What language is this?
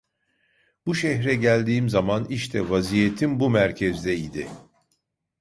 Turkish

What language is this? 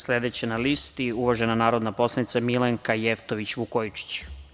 Serbian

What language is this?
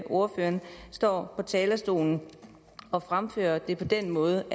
Danish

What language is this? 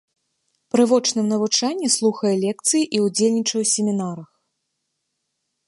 Belarusian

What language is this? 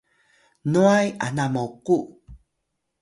Atayal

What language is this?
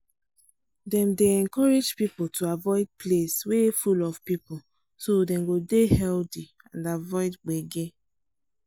Nigerian Pidgin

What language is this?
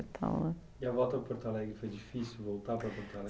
Portuguese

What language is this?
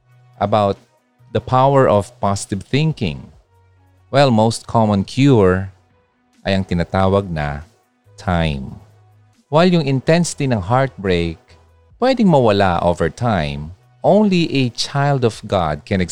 Filipino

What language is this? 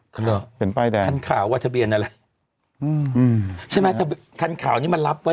Thai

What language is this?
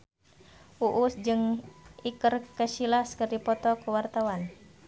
Sundanese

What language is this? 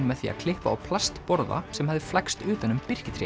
Icelandic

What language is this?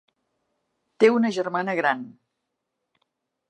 Catalan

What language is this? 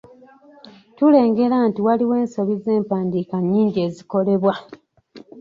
Ganda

